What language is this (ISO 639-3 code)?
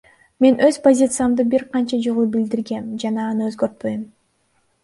kir